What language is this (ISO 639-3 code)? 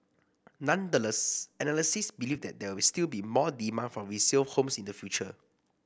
eng